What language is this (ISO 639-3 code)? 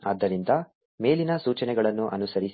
kan